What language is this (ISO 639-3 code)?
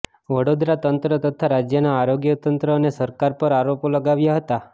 guj